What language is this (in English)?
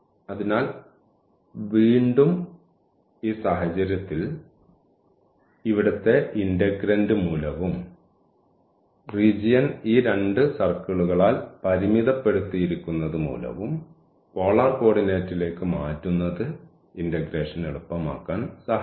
Malayalam